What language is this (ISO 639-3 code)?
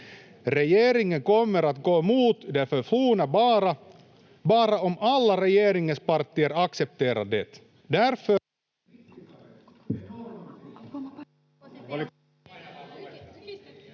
fin